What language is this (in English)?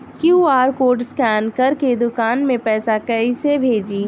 Bhojpuri